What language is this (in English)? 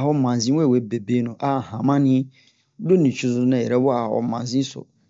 Bomu